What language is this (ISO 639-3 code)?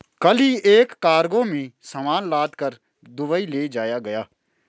hin